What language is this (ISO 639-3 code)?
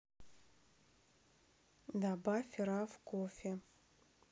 rus